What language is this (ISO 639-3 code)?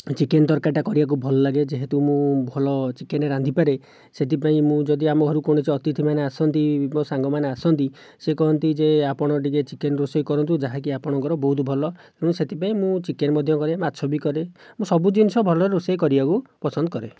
ori